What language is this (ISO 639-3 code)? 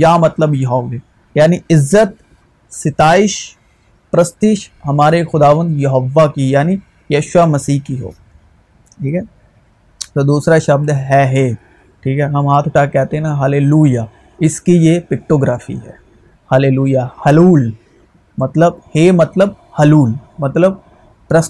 urd